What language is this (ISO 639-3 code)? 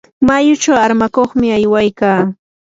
qur